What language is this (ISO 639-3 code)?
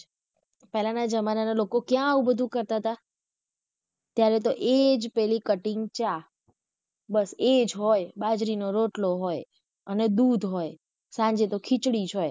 guj